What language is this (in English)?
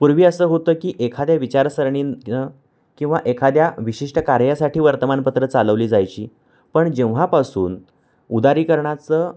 Marathi